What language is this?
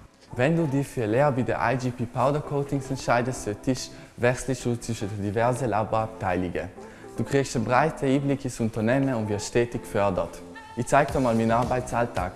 German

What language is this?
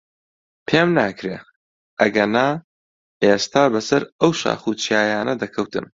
Central Kurdish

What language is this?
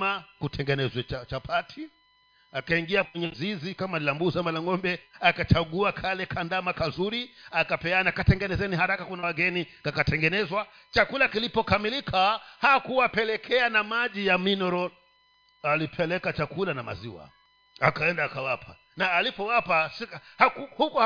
Swahili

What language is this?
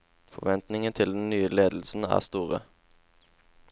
Norwegian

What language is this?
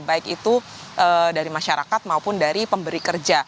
Indonesian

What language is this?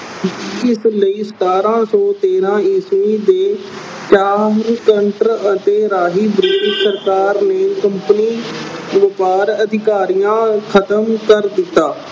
Punjabi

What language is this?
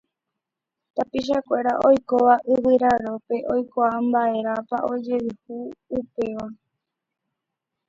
Guarani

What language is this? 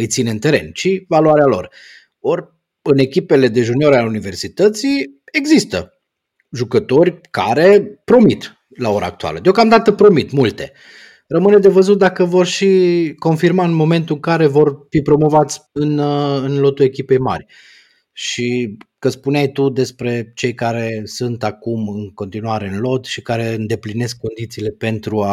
Romanian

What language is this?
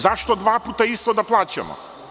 Serbian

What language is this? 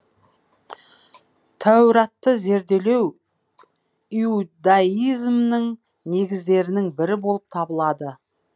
Kazakh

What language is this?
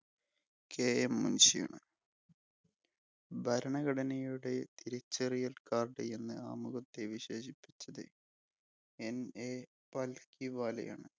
Malayalam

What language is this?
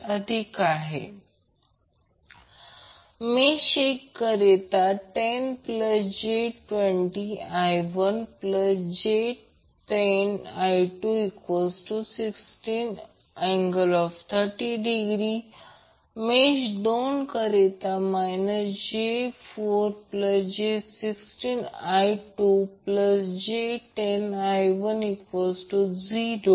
Marathi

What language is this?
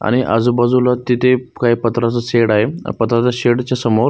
Marathi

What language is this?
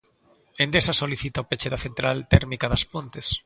Galician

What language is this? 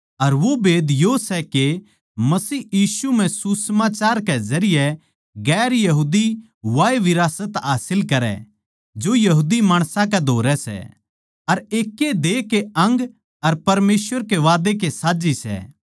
Haryanvi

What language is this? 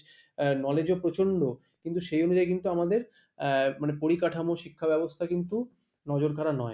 Bangla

